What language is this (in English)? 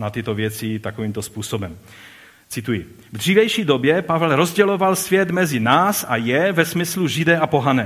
Czech